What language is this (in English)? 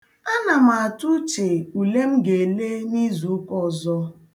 Igbo